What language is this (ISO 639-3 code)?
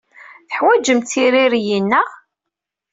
kab